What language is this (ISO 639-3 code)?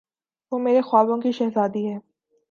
urd